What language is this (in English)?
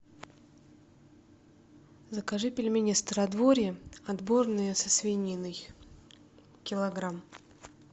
Russian